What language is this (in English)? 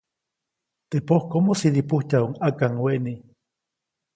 Copainalá Zoque